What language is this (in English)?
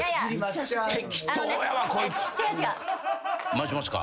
Japanese